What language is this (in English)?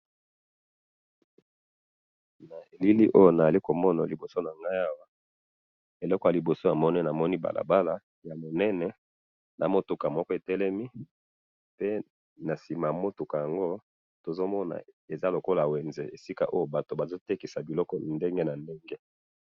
Lingala